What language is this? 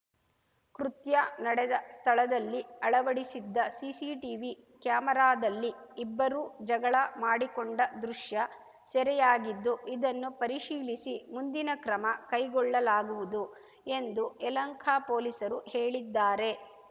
Kannada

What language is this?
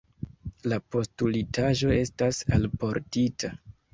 Esperanto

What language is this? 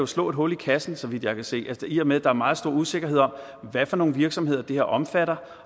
Danish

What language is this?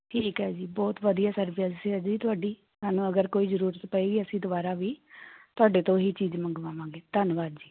Punjabi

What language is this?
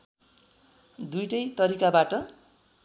Nepali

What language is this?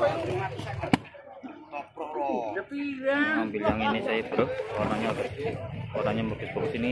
Indonesian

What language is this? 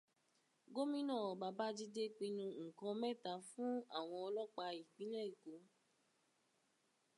Yoruba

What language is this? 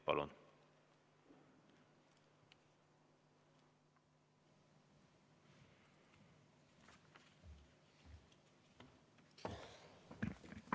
Estonian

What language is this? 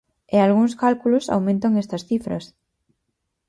Galician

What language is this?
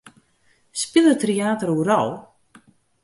Western Frisian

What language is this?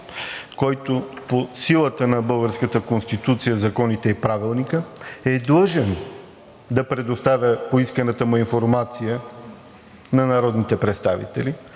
Bulgarian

